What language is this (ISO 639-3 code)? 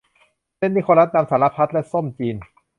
tha